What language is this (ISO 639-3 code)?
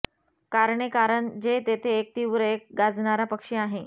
mar